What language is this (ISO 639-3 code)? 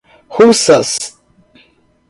por